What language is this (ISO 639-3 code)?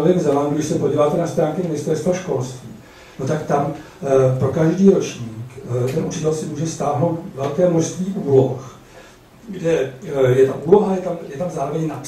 ces